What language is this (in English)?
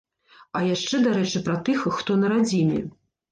Belarusian